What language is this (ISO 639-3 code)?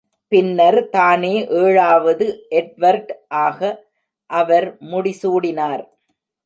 tam